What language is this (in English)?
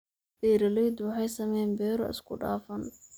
Somali